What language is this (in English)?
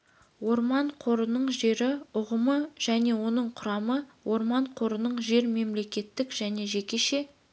Kazakh